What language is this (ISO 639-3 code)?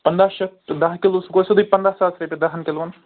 kas